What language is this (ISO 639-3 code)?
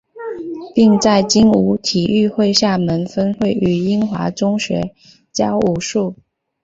zho